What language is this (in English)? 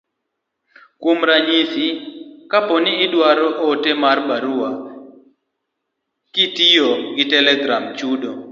Luo (Kenya and Tanzania)